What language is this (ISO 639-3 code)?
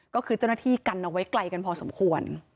tha